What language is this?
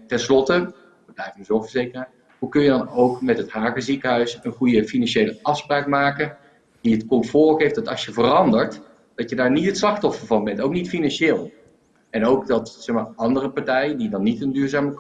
Dutch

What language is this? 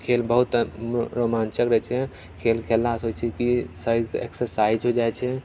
Maithili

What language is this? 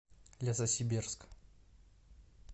Russian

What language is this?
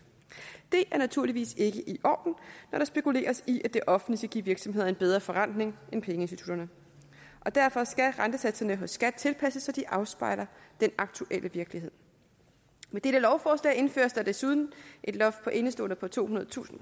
Danish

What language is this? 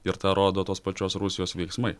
Lithuanian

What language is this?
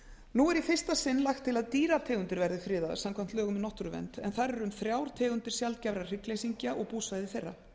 Icelandic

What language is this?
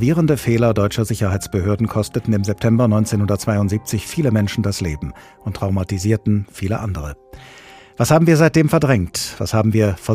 German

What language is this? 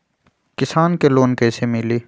Magahi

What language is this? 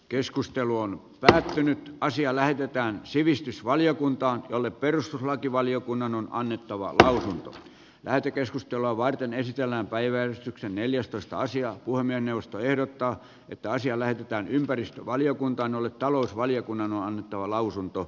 Finnish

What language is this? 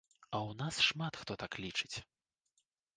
Belarusian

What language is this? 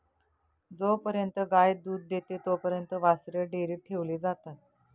Marathi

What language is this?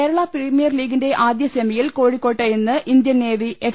Malayalam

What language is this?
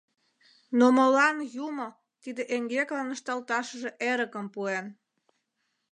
Mari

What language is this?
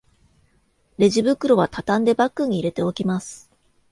Japanese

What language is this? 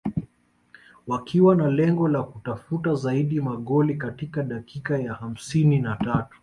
Swahili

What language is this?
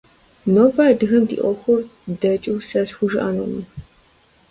Kabardian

